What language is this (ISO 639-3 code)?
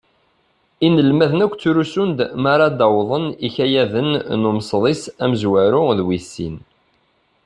kab